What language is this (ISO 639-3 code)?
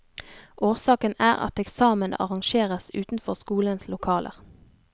nor